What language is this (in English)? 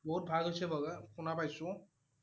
Assamese